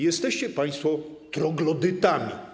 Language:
Polish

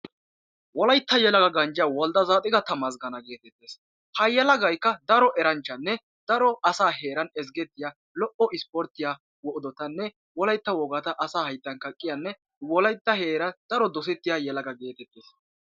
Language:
Wolaytta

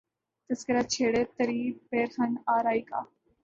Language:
Urdu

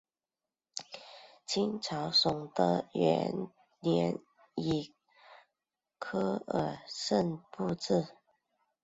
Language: Chinese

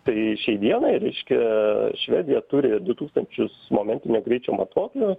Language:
Lithuanian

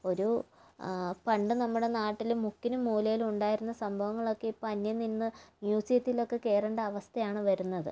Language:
Malayalam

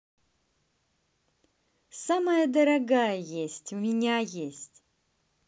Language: Russian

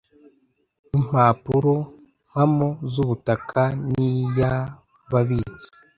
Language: Kinyarwanda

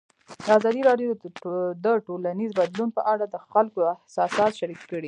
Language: Pashto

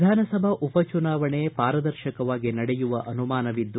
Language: Kannada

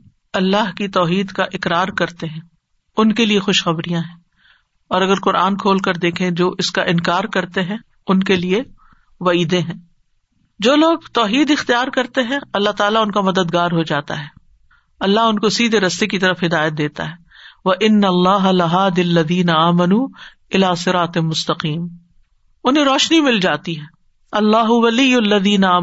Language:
Urdu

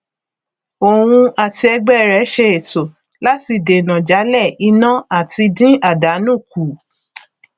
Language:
Yoruba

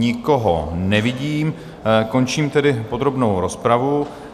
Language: Czech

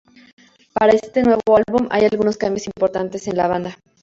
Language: Spanish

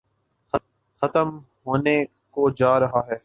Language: Urdu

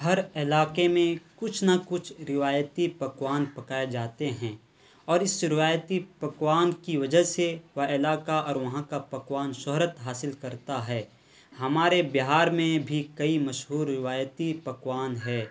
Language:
Urdu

